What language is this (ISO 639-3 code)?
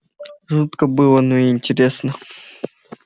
rus